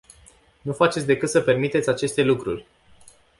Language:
Romanian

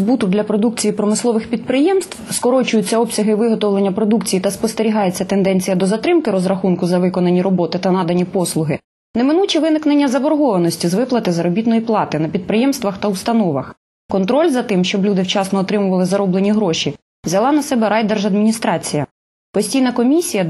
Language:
Ukrainian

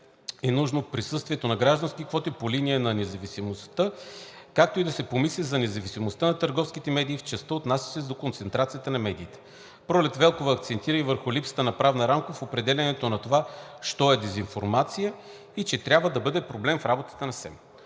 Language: Bulgarian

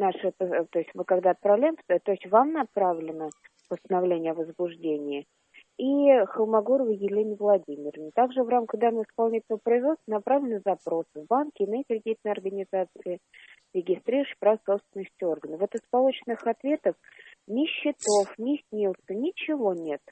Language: Russian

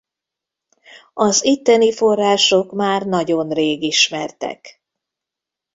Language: Hungarian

